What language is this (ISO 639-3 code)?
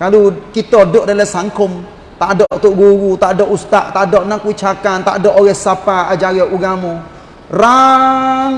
msa